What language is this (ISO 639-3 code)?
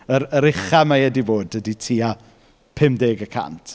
cym